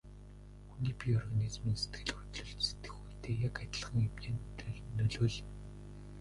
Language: Mongolian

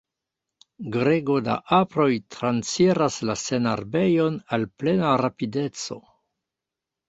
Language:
Esperanto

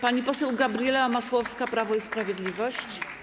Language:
Polish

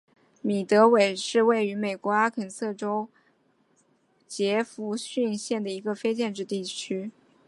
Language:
Chinese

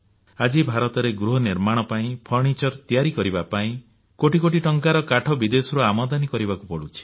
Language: Odia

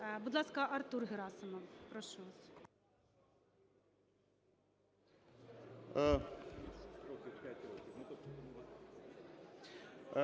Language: Ukrainian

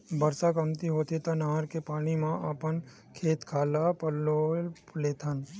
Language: Chhattisgarhi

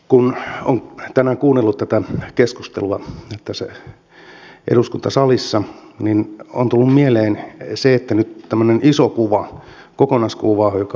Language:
Finnish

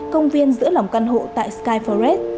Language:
Vietnamese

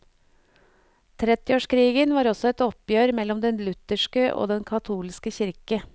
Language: Norwegian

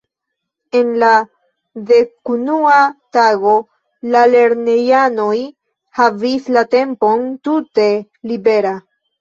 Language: Esperanto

